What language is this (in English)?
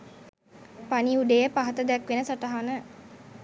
Sinhala